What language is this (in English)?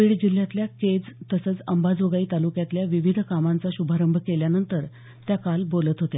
Marathi